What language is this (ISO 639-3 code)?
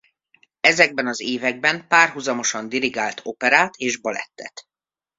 hun